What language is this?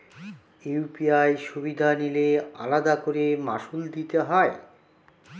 Bangla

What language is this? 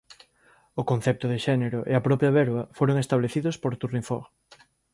Galician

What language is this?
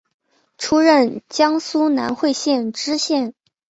Chinese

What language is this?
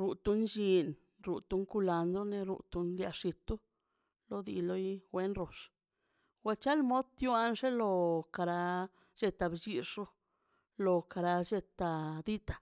Mazaltepec Zapotec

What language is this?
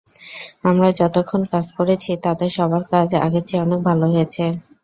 Bangla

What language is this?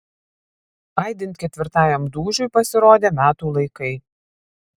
Lithuanian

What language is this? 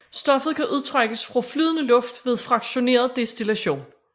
Danish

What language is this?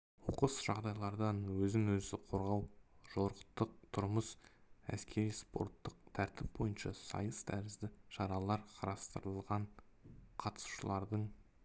Kazakh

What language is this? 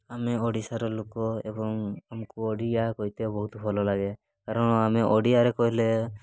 Odia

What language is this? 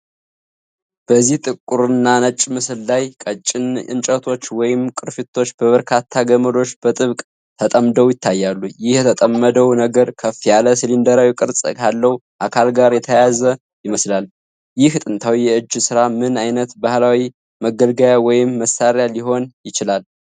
Amharic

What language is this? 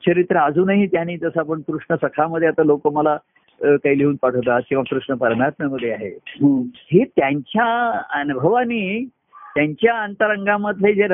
Marathi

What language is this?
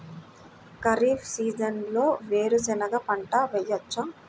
Telugu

